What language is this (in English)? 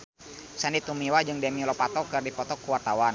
Sundanese